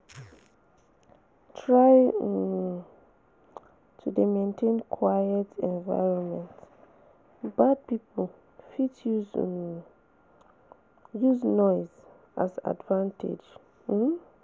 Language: Nigerian Pidgin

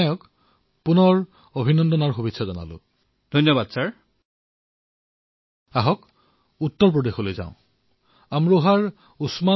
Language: Assamese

